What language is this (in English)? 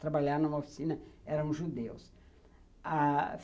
Portuguese